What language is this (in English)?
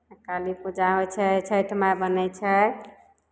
Maithili